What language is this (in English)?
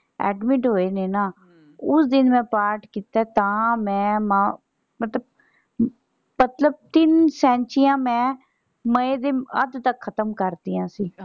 Punjabi